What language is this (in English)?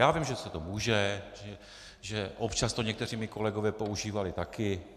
Czech